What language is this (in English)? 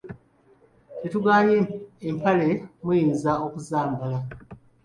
Ganda